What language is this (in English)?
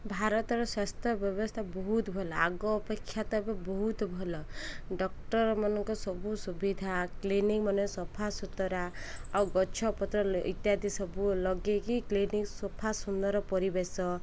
Odia